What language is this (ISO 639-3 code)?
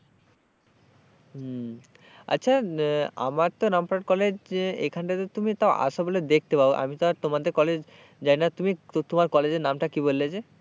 ben